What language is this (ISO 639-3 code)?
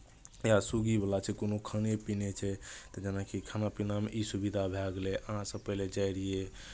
mai